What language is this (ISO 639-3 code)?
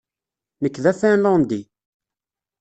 kab